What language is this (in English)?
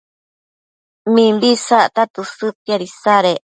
Matsés